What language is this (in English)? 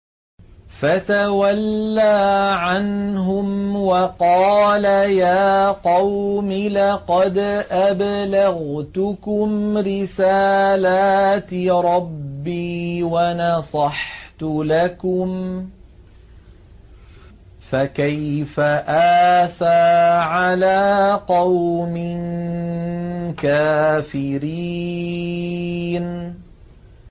Arabic